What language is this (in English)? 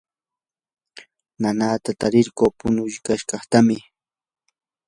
Yanahuanca Pasco Quechua